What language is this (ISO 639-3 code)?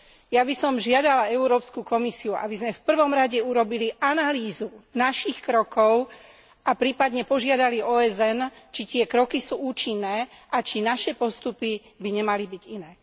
slk